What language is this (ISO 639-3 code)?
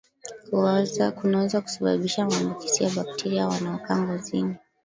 swa